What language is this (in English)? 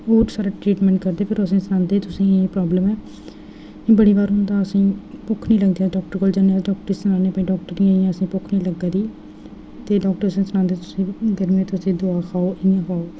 Dogri